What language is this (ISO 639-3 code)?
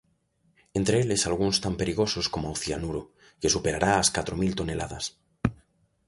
glg